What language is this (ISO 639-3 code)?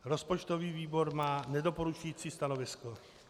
ces